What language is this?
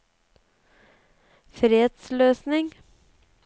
Norwegian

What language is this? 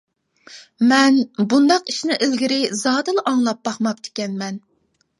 Uyghur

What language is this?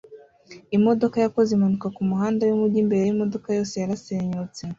Kinyarwanda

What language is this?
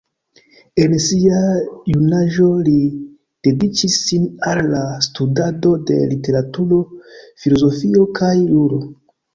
Esperanto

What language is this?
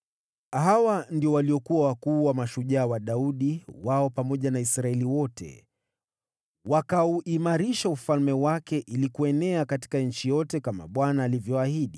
Swahili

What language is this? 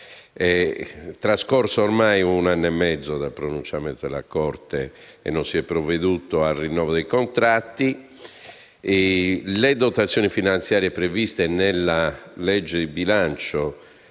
Italian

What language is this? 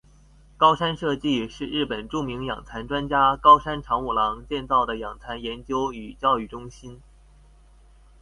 Chinese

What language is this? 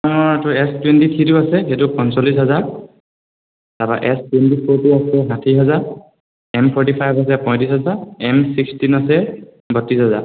Assamese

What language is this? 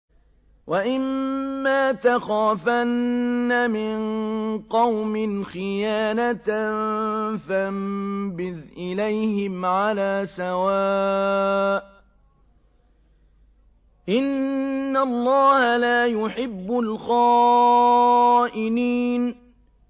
Arabic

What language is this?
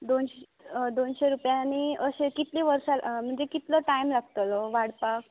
Konkani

